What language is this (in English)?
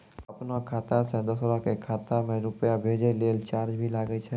Maithili